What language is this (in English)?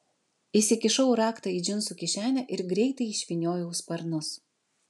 Lithuanian